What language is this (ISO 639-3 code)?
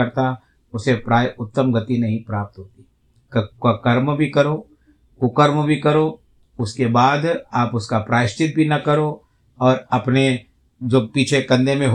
hin